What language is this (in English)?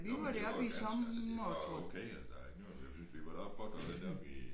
Danish